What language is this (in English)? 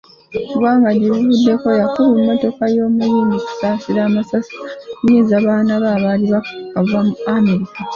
Ganda